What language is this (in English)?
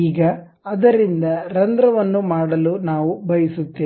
Kannada